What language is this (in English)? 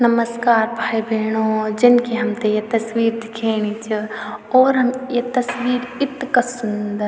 Garhwali